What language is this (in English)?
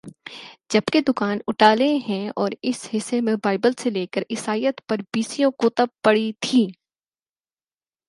Urdu